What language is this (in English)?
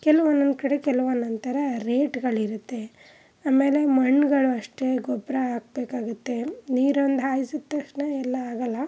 Kannada